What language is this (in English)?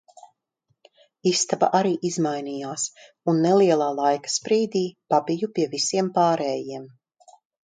Latvian